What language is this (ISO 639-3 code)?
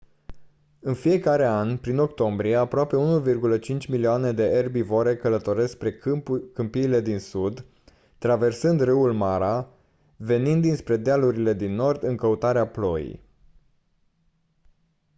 ron